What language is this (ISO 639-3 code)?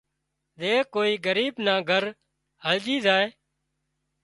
kxp